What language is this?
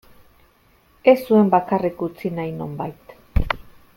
Basque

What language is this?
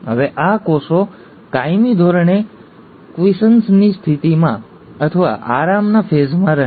Gujarati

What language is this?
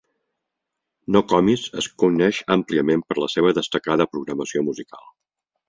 Catalan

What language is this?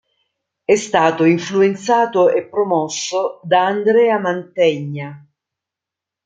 Italian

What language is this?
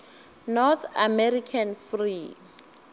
Northern Sotho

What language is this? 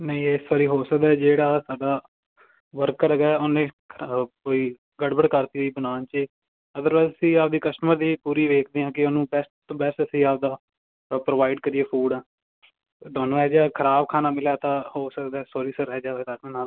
Punjabi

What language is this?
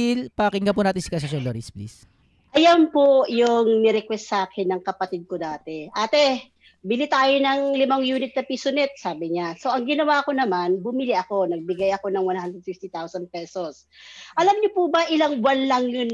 Filipino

